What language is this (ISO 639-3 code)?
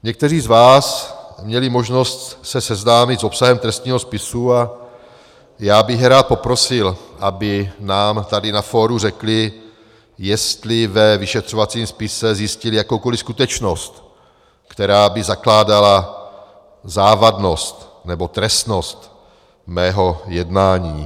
ces